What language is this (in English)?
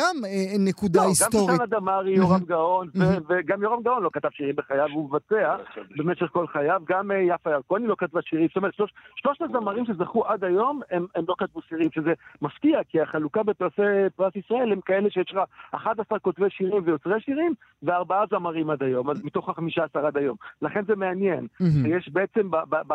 Hebrew